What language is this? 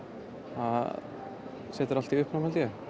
Icelandic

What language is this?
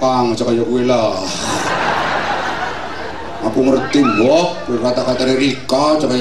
Indonesian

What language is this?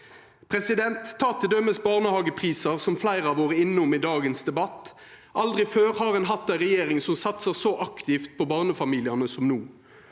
Norwegian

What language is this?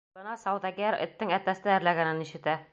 Bashkir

